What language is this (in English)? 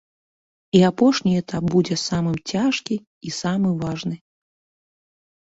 Belarusian